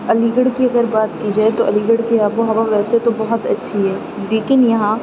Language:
Urdu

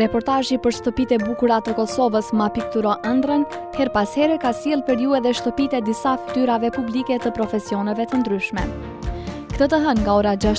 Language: Dutch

